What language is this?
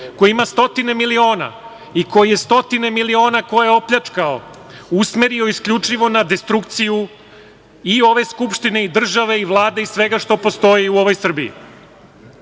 Serbian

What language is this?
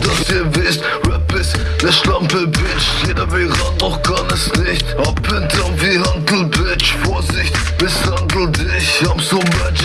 German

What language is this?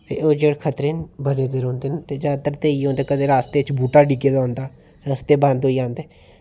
Dogri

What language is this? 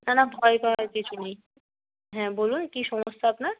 Bangla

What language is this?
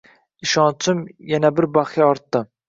Uzbek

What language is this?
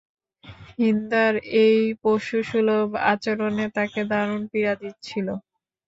Bangla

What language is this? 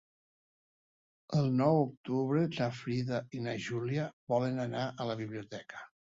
Catalan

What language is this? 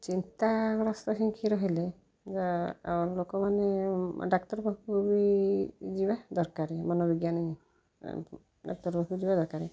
Odia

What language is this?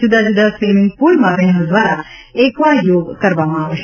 Gujarati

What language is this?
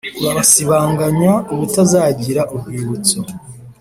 Kinyarwanda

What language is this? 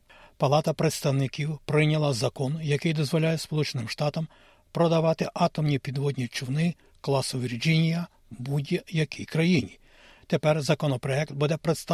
Ukrainian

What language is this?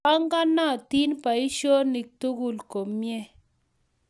Kalenjin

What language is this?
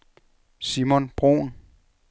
Danish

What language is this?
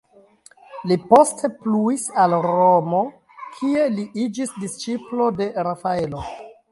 Esperanto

